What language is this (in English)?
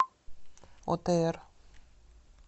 Russian